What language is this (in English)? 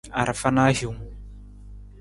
Nawdm